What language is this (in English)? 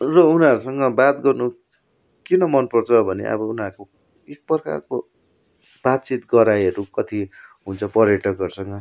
Nepali